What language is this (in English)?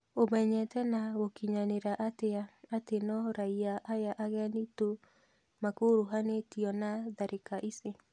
Kikuyu